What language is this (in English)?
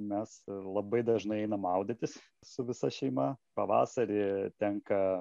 Lithuanian